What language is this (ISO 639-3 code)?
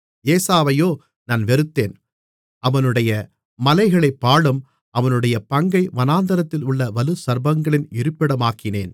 tam